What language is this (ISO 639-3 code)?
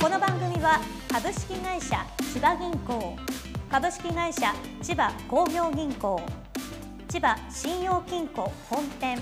jpn